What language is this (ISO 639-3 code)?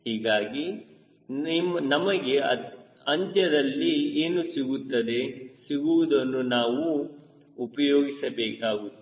kan